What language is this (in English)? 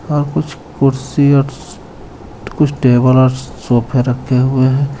Hindi